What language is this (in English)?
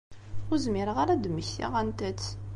Kabyle